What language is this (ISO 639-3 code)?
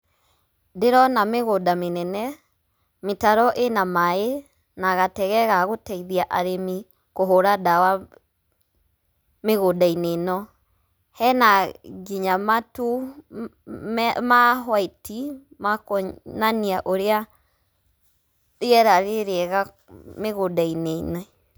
kik